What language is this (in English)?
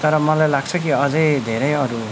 Nepali